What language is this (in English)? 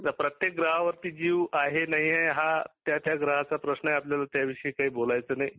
Marathi